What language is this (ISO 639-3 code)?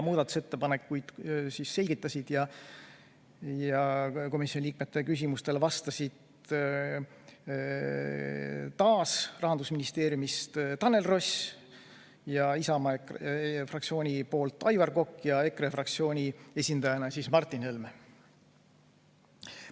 est